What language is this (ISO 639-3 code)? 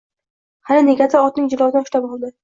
uzb